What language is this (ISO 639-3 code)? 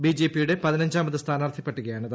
mal